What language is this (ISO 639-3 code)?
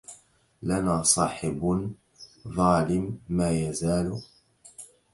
ara